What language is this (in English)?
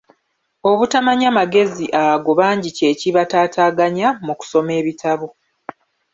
Ganda